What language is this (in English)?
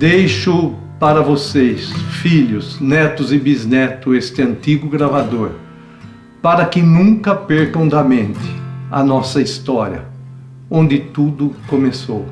Portuguese